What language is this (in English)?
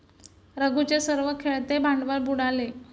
Marathi